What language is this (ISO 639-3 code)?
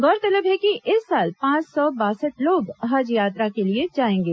hin